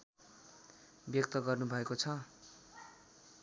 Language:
Nepali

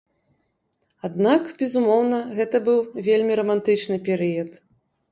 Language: Belarusian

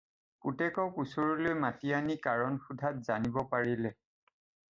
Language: Assamese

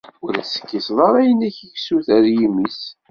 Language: Kabyle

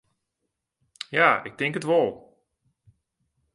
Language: Western Frisian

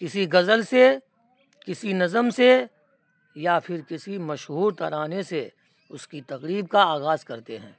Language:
Urdu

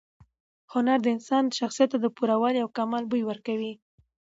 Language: Pashto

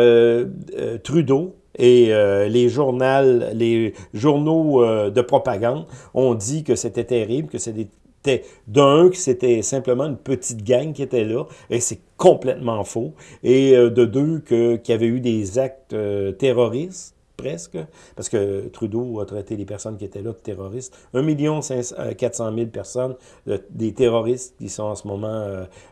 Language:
French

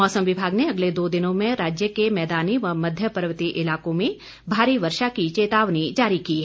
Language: Hindi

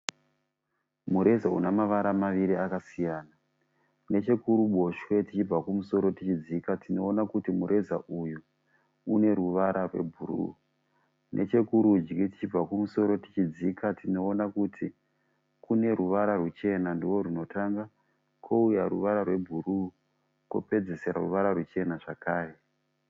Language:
Shona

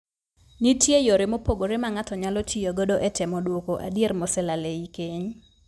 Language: Luo (Kenya and Tanzania)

